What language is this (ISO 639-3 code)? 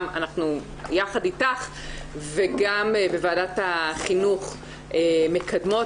heb